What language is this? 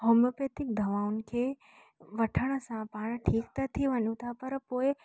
Sindhi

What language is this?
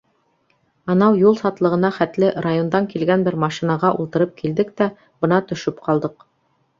Bashkir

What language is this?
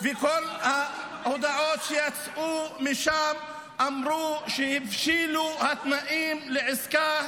Hebrew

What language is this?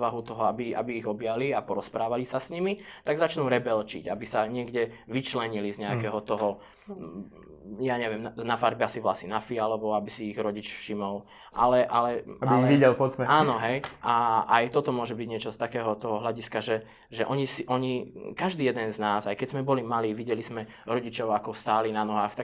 Slovak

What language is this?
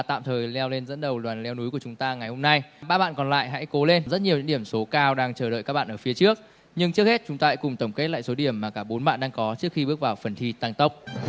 Vietnamese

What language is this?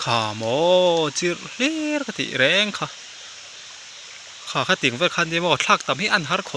Thai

